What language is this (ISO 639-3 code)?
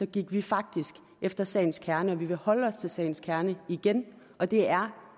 dan